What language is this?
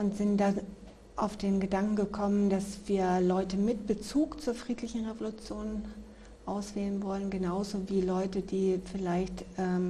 German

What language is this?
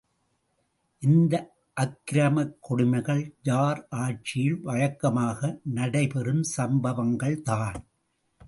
Tamil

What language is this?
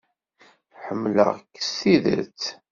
Kabyle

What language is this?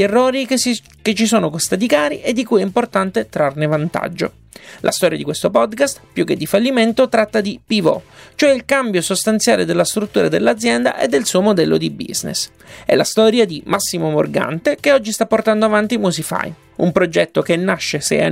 Italian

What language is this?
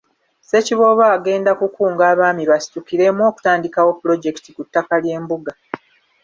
Ganda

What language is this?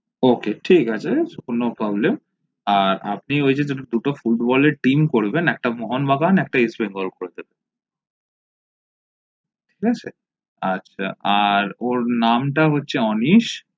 Bangla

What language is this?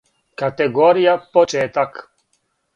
Serbian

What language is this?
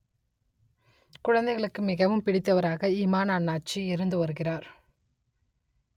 Tamil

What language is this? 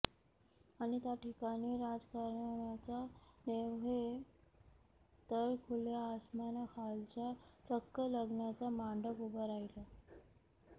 Marathi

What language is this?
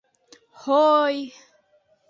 Bashkir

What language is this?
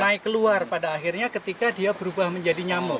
Indonesian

